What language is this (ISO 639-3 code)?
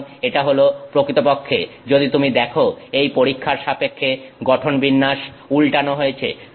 ben